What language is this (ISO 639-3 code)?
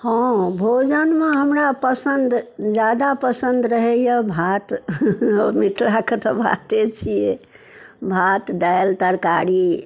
mai